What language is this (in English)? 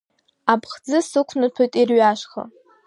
Abkhazian